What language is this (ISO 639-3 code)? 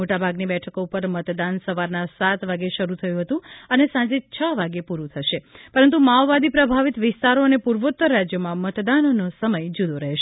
guj